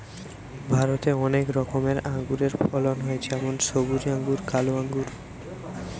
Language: Bangla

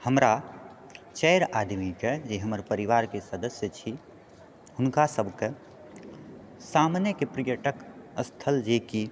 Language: Maithili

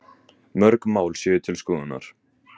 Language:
Icelandic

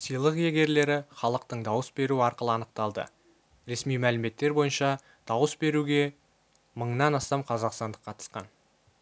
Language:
Kazakh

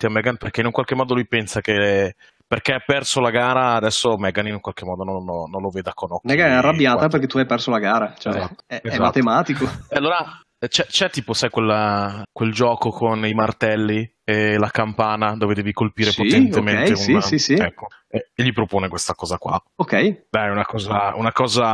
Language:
Italian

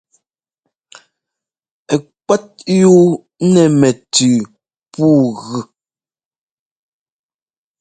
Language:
Ngomba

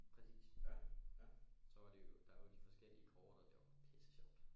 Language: Danish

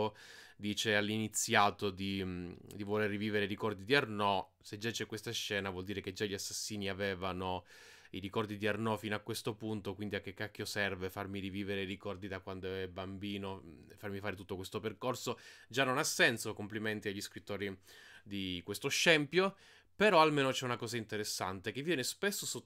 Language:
Italian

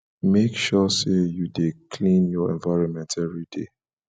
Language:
Nigerian Pidgin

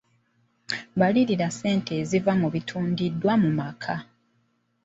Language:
Ganda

